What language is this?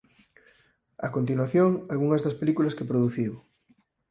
Galician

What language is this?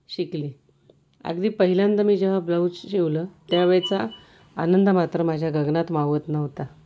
Marathi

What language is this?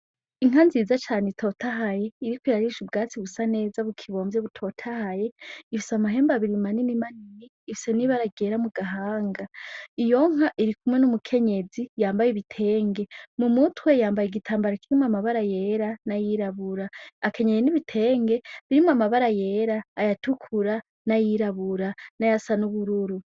Rundi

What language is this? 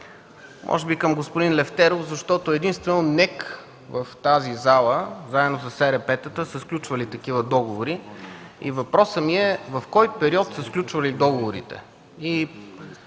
Bulgarian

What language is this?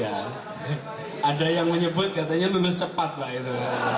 Indonesian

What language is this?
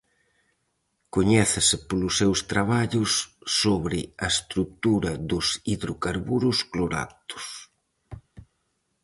Galician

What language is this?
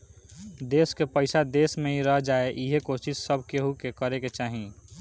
Bhojpuri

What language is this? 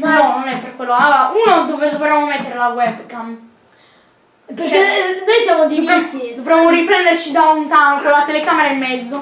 Italian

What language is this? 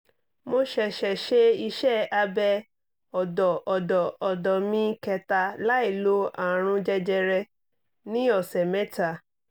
Yoruba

